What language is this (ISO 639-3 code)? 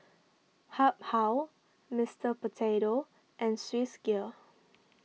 eng